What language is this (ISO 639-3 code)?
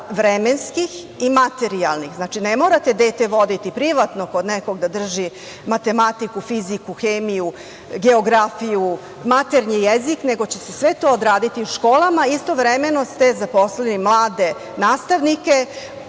srp